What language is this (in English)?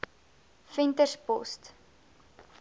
Afrikaans